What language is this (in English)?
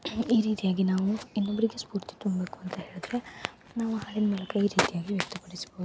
Kannada